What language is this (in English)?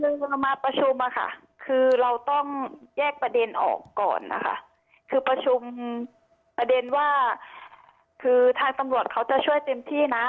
Thai